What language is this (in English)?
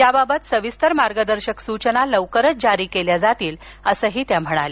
Marathi